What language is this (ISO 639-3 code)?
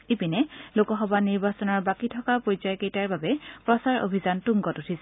asm